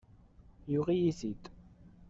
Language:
Kabyle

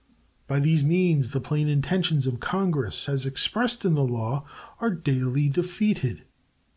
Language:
English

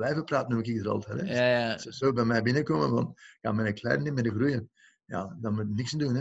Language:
Dutch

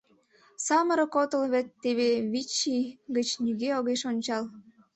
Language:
Mari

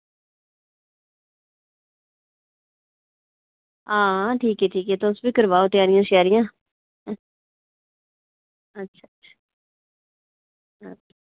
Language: Dogri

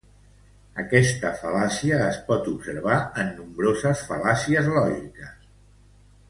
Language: Catalan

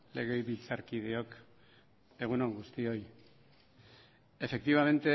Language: Basque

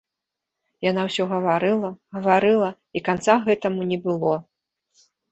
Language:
Belarusian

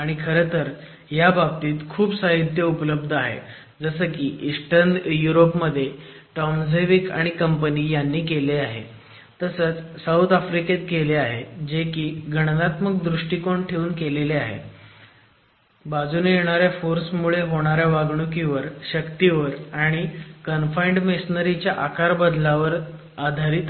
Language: Marathi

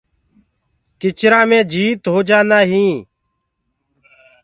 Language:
Gurgula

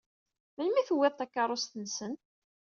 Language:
Kabyle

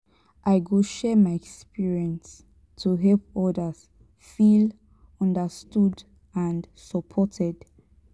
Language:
Nigerian Pidgin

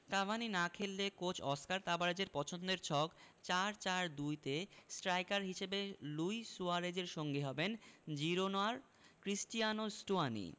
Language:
Bangla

